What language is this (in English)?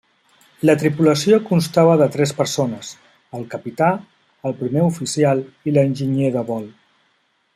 Catalan